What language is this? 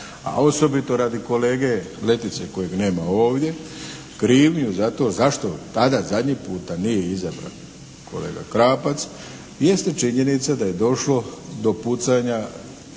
Croatian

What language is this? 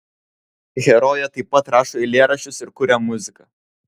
Lithuanian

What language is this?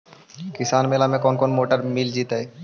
Magahi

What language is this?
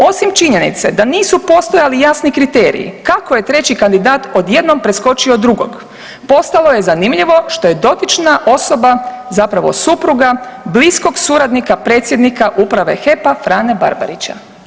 Croatian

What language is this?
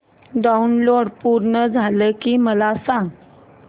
Marathi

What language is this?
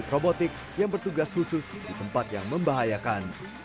Indonesian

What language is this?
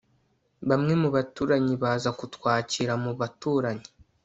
Kinyarwanda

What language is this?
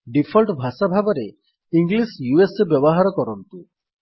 Odia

